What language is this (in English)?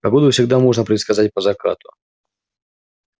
Russian